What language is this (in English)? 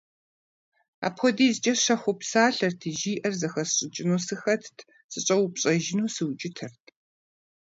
Kabardian